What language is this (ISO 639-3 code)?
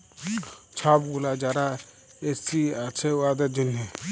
ben